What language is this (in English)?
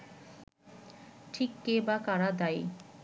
Bangla